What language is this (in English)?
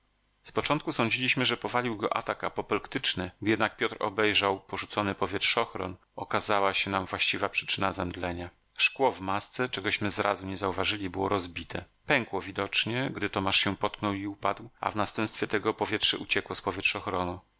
Polish